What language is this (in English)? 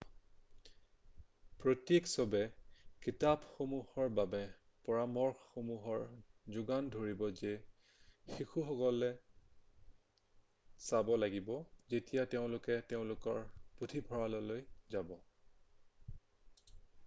Assamese